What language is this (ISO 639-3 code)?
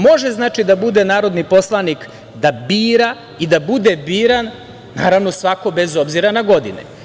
srp